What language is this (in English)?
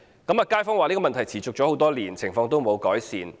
Cantonese